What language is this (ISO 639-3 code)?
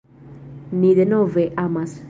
epo